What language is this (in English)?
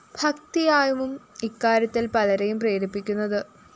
Malayalam